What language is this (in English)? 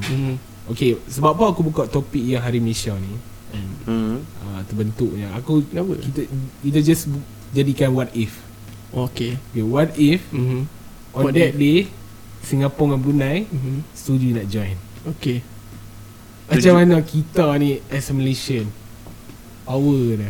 Malay